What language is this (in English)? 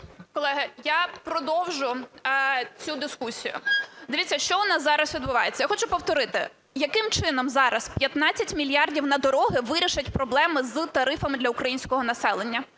Ukrainian